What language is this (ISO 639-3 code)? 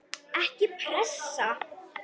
isl